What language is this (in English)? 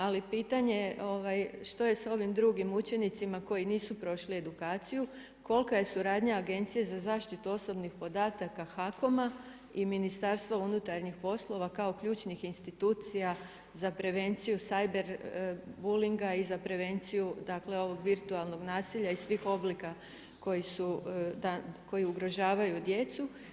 Croatian